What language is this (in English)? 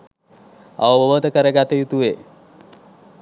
Sinhala